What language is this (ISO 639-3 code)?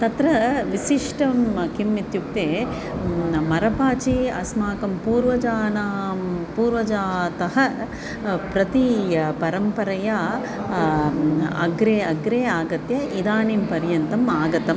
san